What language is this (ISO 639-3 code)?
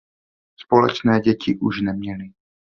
ces